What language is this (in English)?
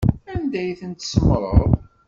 Kabyle